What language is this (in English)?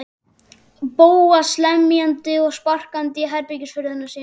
Icelandic